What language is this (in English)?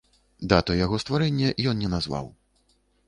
Belarusian